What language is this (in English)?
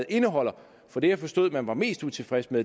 Danish